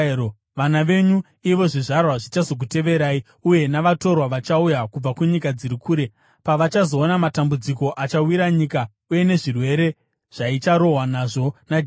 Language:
Shona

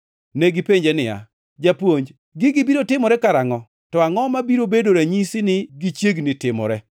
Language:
Luo (Kenya and Tanzania)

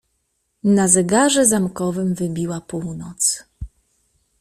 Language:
Polish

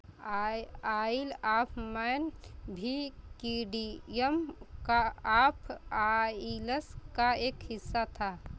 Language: Hindi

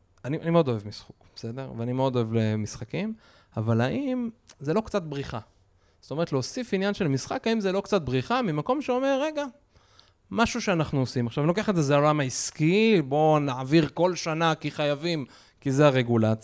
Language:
Hebrew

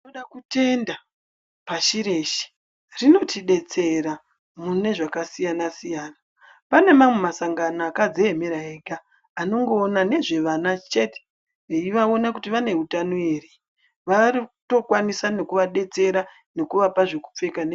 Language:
Ndau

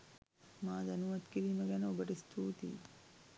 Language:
Sinhala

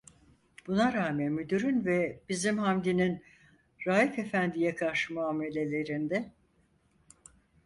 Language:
Turkish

